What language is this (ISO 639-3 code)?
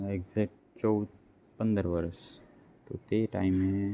guj